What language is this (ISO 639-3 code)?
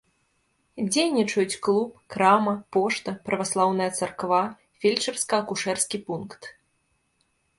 bel